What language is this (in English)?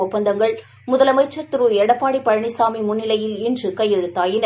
Tamil